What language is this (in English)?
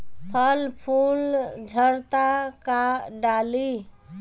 Bhojpuri